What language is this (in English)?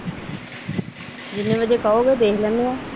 Punjabi